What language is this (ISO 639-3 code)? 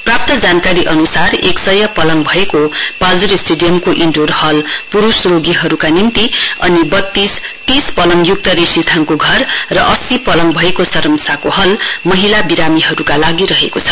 nep